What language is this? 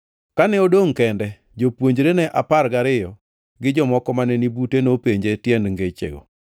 Luo (Kenya and Tanzania)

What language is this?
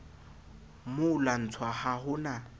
Southern Sotho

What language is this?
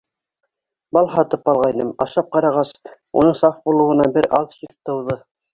Bashkir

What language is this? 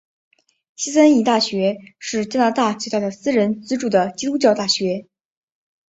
Chinese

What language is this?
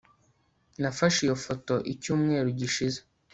Kinyarwanda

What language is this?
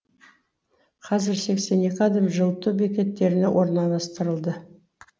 Kazakh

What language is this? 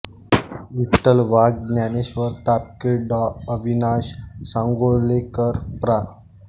Marathi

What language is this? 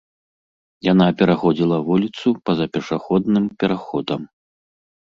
Belarusian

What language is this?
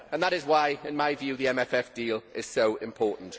English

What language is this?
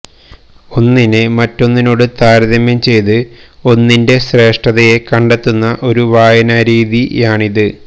Malayalam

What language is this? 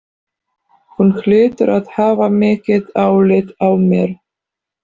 Icelandic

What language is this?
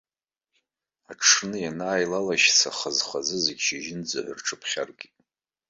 Abkhazian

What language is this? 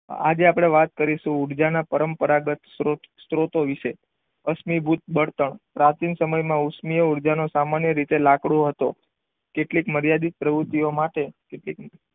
Gujarati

